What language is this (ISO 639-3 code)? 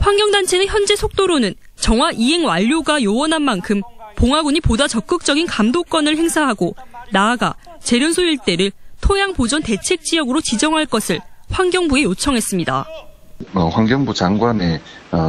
kor